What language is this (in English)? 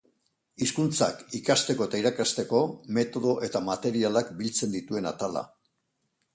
Basque